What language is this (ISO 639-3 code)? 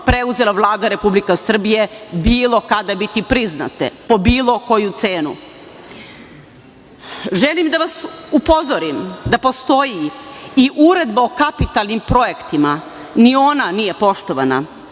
srp